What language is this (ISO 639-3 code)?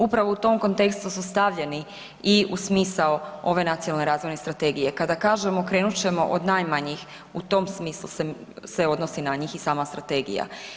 hrv